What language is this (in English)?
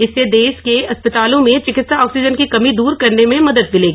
Hindi